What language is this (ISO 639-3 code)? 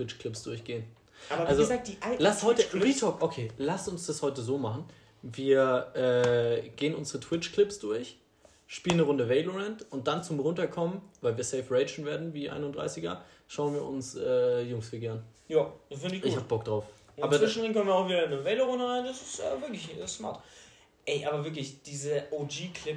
deu